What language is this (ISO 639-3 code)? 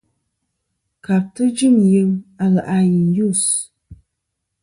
bkm